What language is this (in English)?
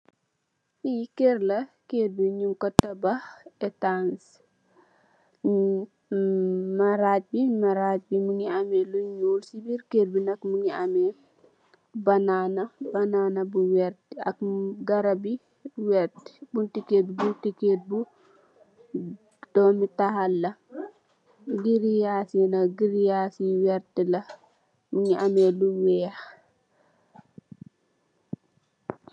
Wolof